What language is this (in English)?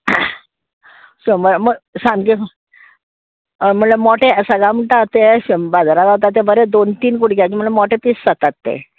Konkani